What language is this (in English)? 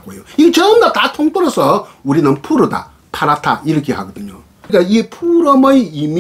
Korean